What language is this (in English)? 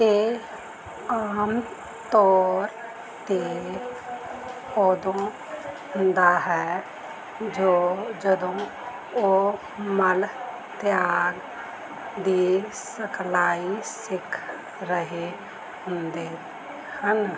Punjabi